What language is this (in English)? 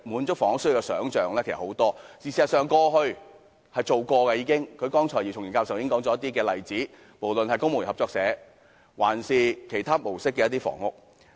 Cantonese